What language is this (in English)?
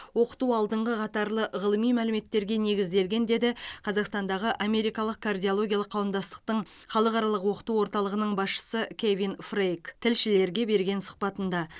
Kazakh